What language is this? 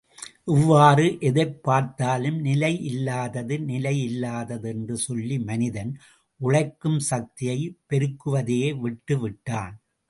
Tamil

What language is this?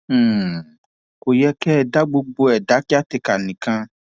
Yoruba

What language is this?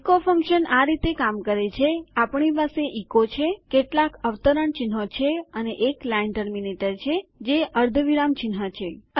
Gujarati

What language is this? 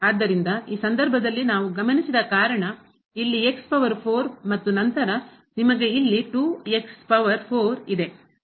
Kannada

